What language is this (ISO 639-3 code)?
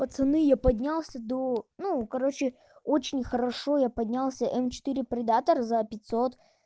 rus